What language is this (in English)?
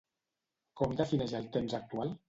Catalan